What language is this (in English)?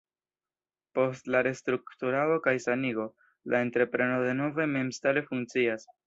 Esperanto